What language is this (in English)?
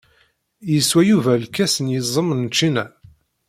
Kabyle